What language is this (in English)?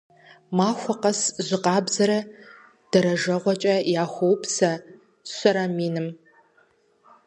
Kabardian